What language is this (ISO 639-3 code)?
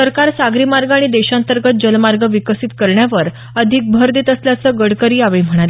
mar